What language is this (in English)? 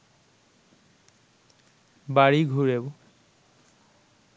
Bangla